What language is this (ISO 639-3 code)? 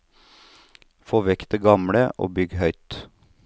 nor